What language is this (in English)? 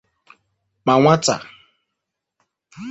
Igbo